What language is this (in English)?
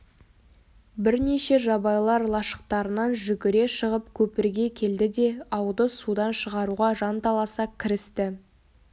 Kazakh